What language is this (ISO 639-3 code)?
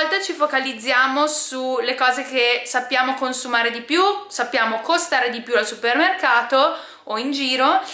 ita